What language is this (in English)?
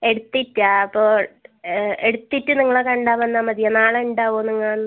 Malayalam